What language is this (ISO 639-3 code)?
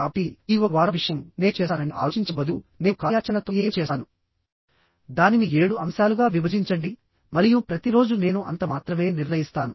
tel